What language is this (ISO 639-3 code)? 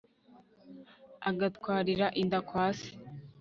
kin